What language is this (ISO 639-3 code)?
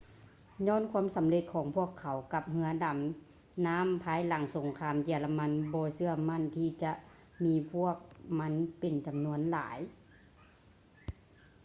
lao